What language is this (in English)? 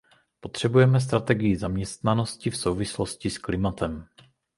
Czech